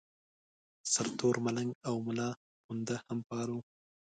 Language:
Pashto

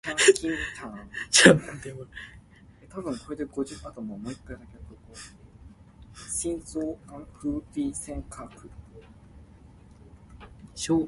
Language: Min Nan Chinese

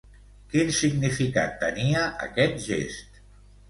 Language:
Catalan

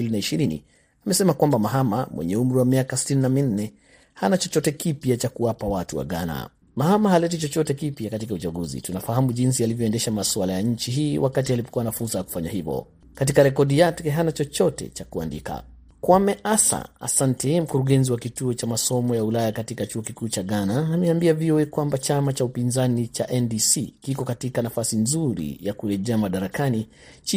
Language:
Swahili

